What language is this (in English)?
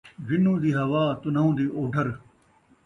Saraiki